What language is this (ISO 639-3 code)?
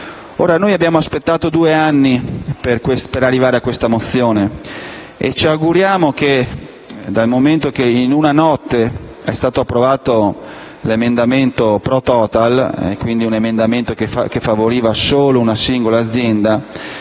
ita